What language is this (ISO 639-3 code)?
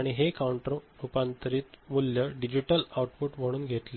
mar